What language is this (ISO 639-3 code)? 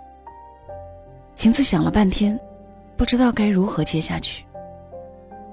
zho